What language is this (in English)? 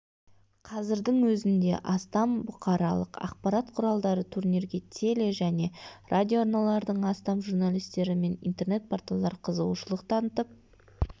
Kazakh